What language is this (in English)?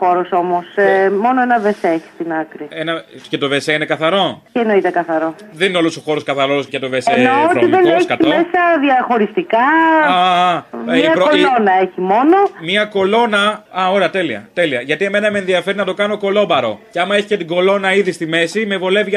Greek